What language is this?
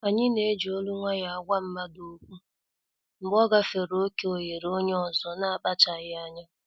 Igbo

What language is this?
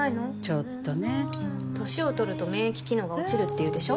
Japanese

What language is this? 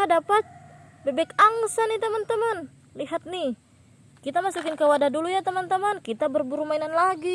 Indonesian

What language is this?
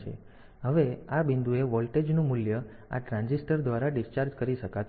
Gujarati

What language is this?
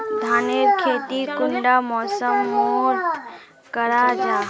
Magahi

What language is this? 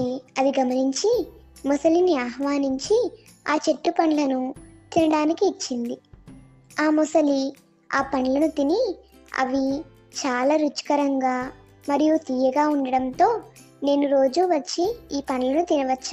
Telugu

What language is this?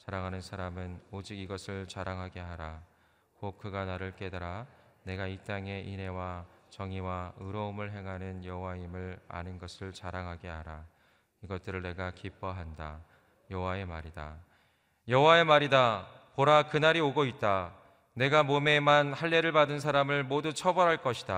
Korean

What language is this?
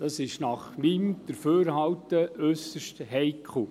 Swiss German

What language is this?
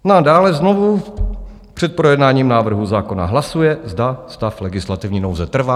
Czech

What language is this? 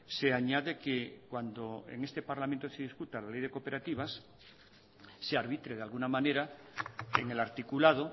Spanish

